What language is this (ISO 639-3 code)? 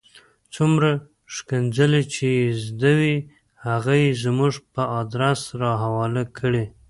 pus